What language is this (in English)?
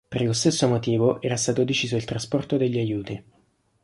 Italian